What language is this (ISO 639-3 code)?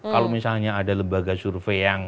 ind